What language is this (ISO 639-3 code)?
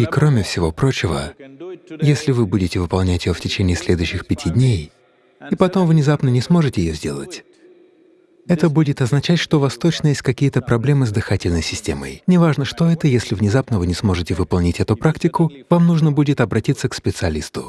rus